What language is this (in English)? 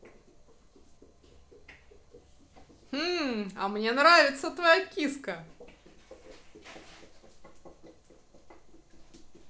Russian